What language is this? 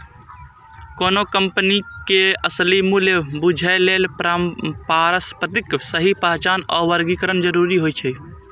Maithili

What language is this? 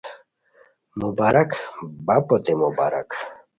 Khowar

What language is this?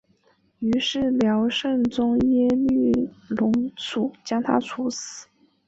Chinese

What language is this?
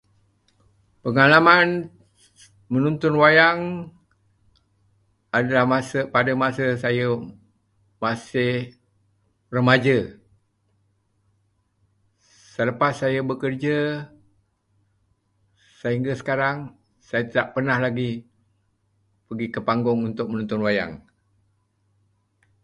Malay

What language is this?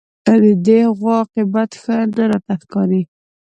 Pashto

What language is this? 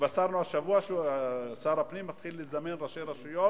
Hebrew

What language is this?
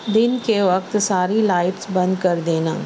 Urdu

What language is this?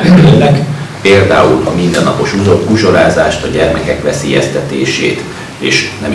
Hungarian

